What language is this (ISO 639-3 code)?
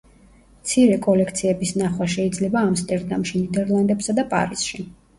kat